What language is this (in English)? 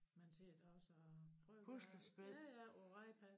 Danish